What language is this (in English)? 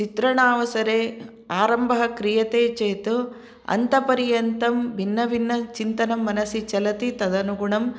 Sanskrit